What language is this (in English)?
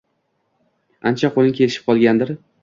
Uzbek